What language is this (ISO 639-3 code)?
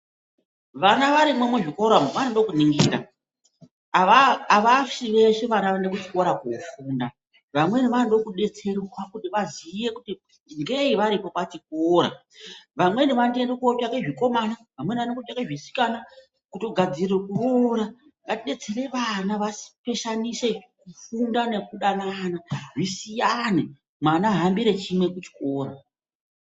ndc